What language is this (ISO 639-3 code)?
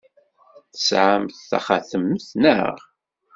kab